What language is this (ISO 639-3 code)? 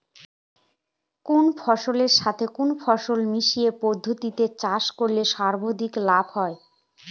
ben